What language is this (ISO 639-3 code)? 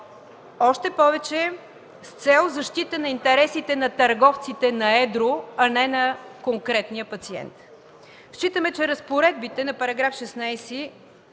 bul